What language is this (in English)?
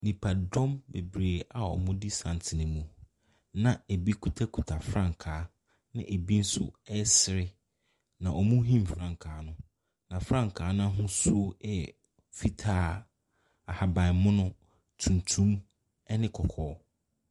Akan